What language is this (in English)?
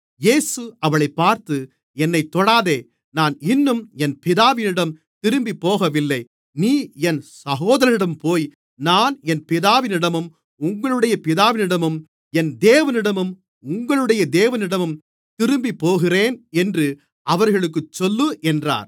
Tamil